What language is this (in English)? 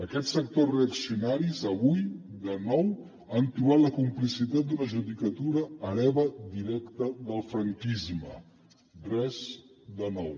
Catalan